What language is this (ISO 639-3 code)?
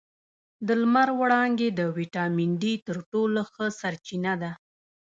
pus